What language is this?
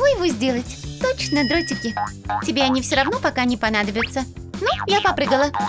Russian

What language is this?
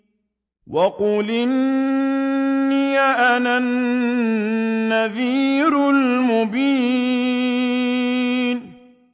Arabic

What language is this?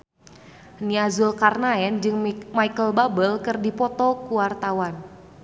Sundanese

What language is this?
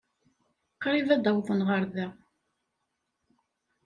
Kabyle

